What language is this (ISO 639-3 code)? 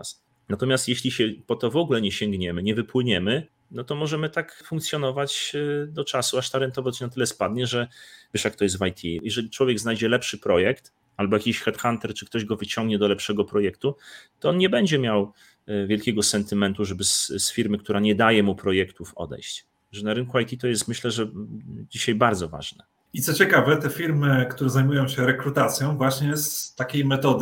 pol